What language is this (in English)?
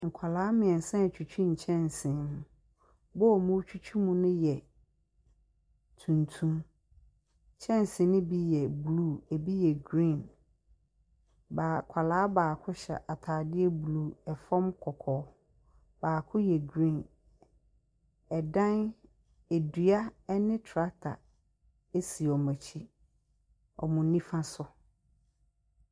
Akan